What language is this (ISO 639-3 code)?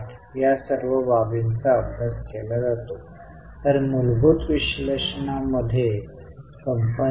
mar